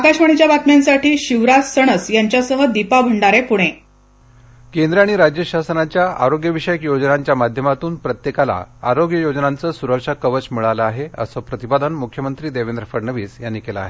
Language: Marathi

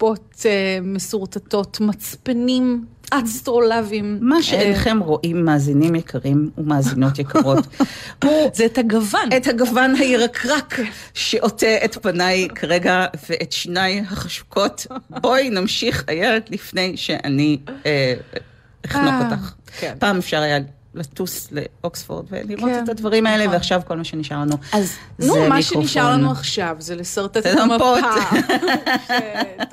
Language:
Hebrew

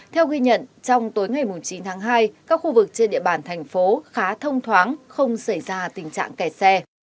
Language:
Vietnamese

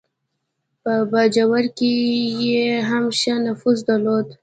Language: Pashto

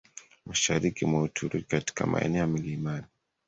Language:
Swahili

